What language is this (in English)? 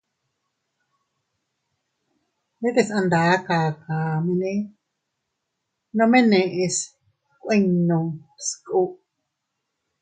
Teutila Cuicatec